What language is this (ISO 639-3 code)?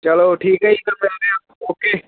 pan